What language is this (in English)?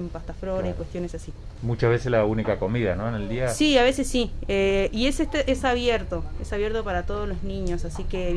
Spanish